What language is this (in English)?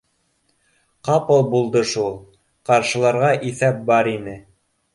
Bashkir